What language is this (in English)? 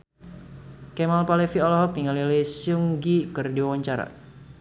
Sundanese